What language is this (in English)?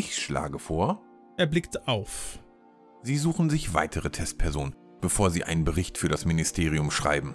German